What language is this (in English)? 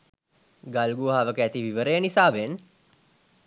Sinhala